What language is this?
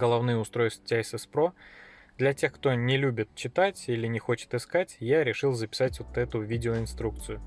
Russian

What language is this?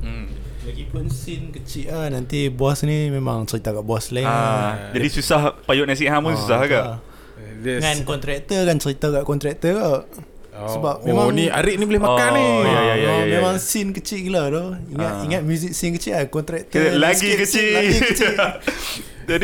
Malay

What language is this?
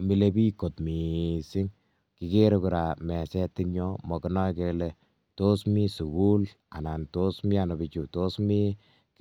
Kalenjin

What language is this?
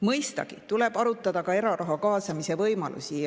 Estonian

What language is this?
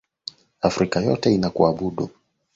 Swahili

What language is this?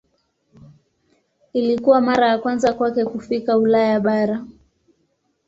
Swahili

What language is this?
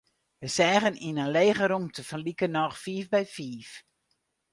Western Frisian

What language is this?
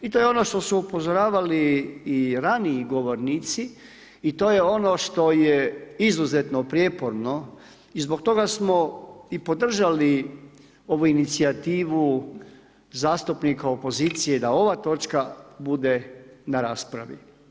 Croatian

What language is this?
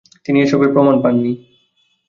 Bangla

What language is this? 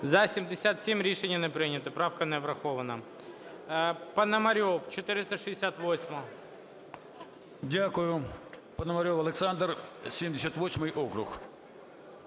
Ukrainian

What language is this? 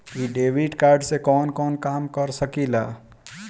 Bhojpuri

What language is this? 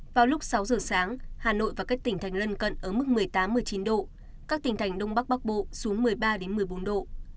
Vietnamese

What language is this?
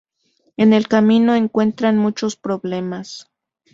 Spanish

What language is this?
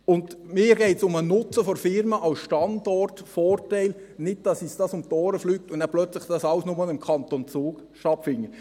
Swiss German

